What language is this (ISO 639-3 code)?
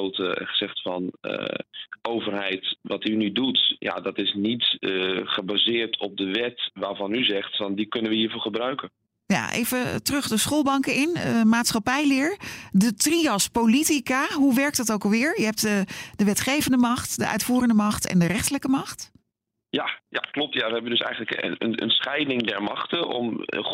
nld